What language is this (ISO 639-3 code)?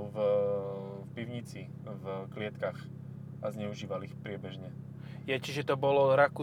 slk